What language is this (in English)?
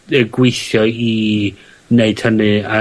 Welsh